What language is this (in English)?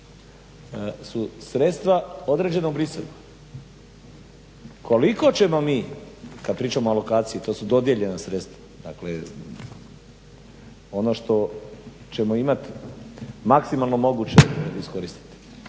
Croatian